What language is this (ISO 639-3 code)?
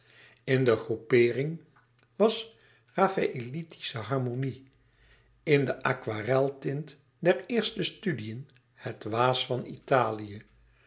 nld